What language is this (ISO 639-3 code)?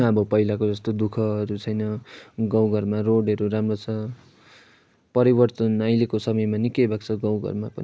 nep